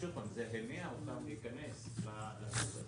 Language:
Hebrew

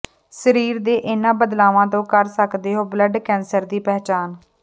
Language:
Punjabi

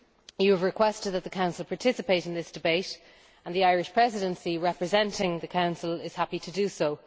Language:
English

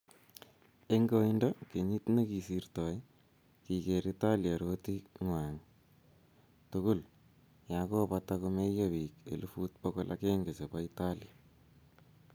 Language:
Kalenjin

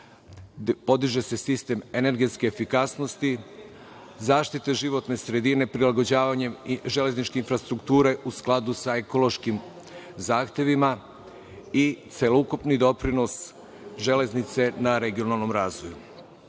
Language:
Serbian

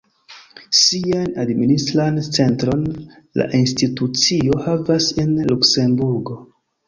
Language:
Esperanto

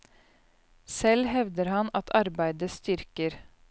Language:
Norwegian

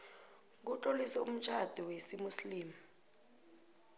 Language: South Ndebele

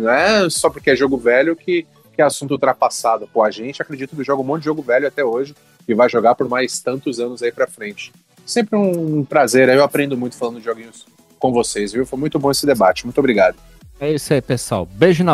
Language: Portuguese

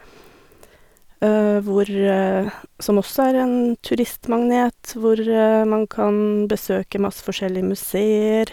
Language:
Norwegian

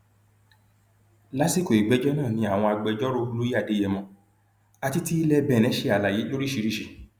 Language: Yoruba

